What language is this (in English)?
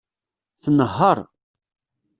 Kabyle